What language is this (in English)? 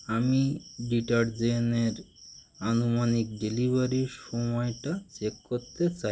Bangla